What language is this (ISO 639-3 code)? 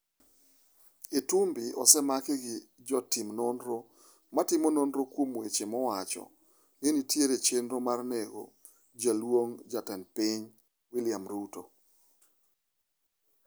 luo